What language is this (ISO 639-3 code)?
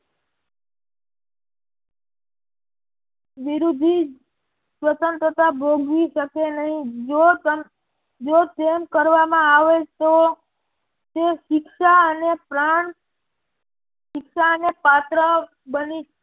guj